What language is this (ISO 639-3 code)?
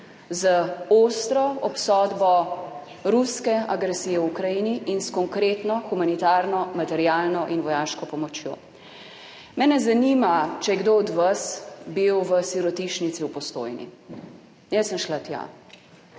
slv